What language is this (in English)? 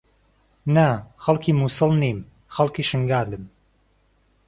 Central Kurdish